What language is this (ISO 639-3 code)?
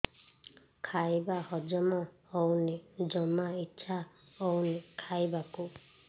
ori